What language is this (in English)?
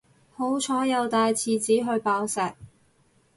Cantonese